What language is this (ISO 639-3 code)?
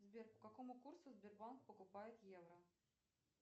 rus